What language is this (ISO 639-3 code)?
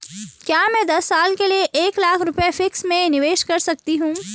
hin